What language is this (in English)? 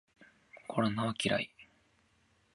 Japanese